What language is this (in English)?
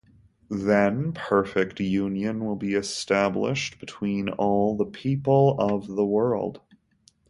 English